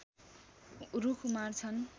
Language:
Nepali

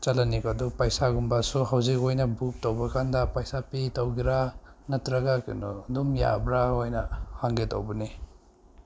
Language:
Manipuri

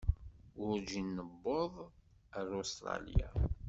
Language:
Kabyle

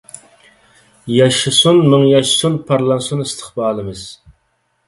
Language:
Uyghur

